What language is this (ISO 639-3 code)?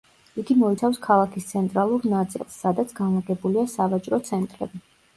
kat